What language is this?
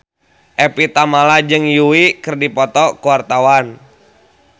Sundanese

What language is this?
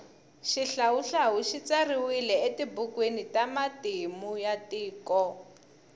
Tsonga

